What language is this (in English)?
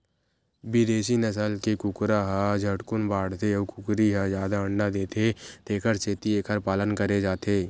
Chhattisgarhi